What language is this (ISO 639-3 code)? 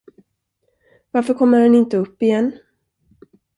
swe